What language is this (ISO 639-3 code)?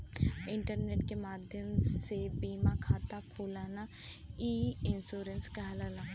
bho